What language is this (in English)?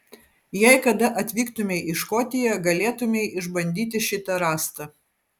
Lithuanian